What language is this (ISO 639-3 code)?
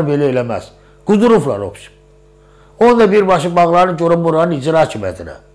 tur